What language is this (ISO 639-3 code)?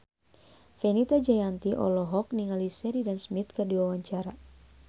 sun